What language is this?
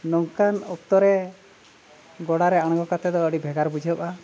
Santali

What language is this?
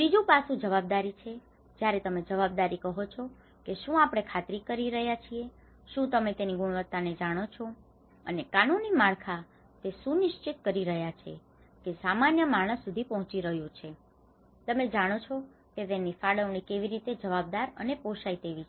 Gujarati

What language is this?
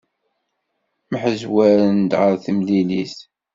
Kabyle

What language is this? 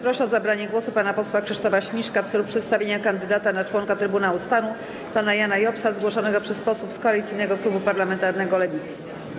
Polish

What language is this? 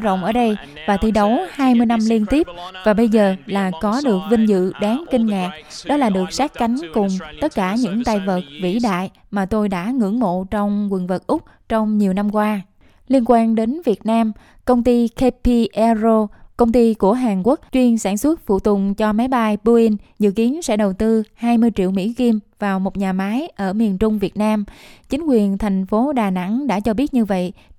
Vietnamese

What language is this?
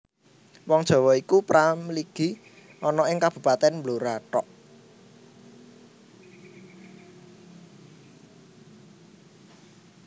Javanese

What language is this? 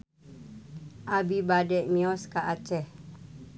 Sundanese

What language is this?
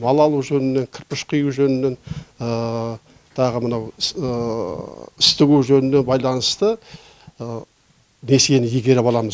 Kazakh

